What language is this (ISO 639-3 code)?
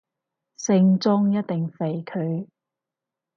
yue